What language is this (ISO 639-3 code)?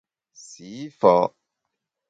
bax